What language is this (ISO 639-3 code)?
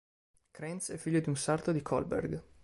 ita